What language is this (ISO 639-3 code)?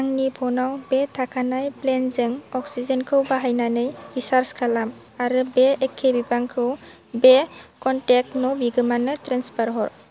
brx